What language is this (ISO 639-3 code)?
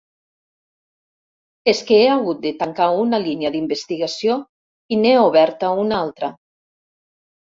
cat